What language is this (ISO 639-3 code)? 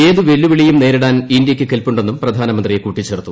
mal